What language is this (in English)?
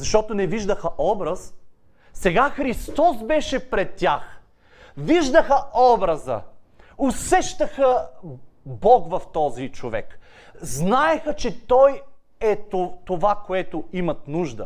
Bulgarian